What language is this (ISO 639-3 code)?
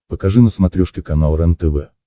rus